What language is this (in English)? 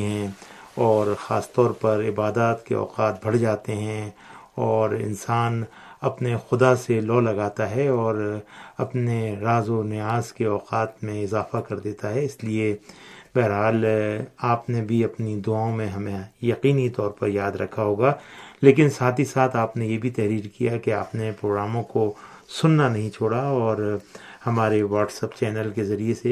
Urdu